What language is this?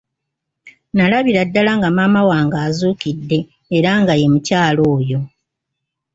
Ganda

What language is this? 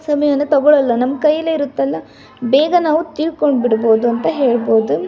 Kannada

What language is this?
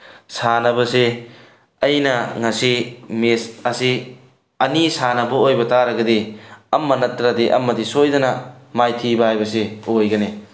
Manipuri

